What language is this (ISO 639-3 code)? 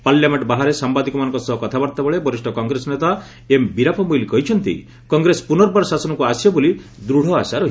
ori